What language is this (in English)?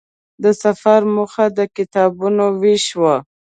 Pashto